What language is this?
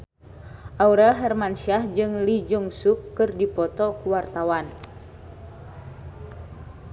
Sundanese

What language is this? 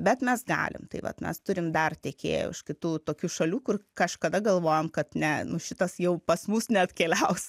Lithuanian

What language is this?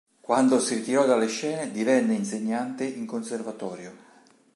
Italian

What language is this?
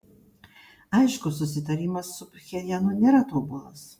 Lithuanian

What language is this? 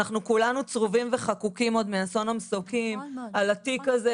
Hebrew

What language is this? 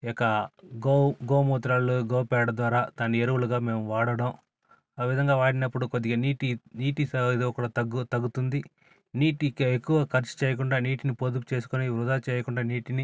Telugu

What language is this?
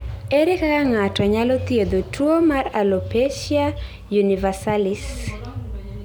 Luo (Kenya and Tanzania)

